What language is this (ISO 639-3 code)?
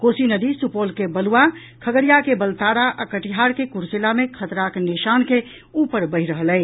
mai